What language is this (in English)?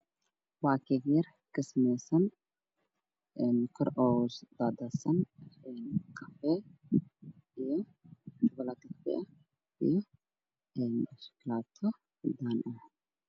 Somali